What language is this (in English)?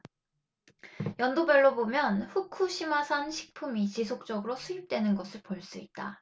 Korean